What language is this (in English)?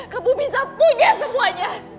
Indonesian